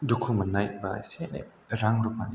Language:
Bodo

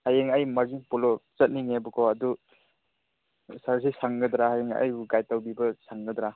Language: Manipuri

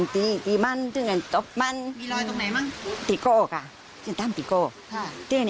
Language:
Thai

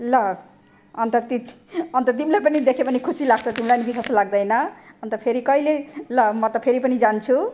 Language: Nepali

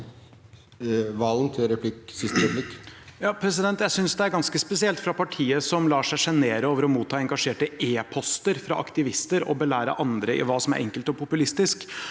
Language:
Norwegian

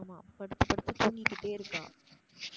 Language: Tamil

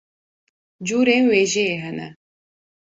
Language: Kurdish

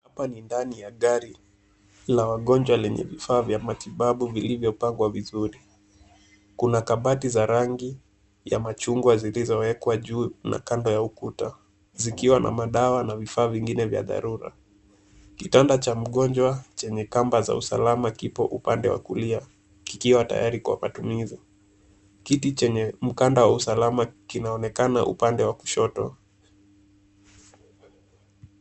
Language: Swahili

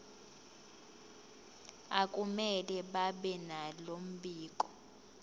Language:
Zulu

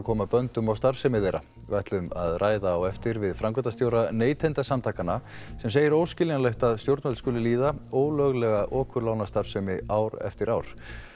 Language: Icelandic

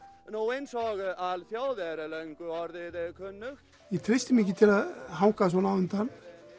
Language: Icelandic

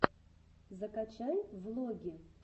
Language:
Russian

